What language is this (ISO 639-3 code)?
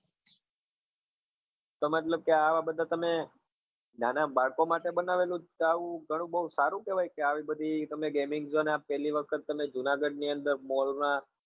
guj